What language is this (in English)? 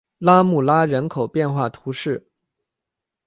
Chinese